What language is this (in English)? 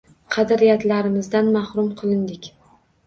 Uzbek